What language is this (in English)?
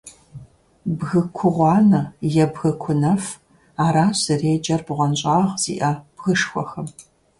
Kabardian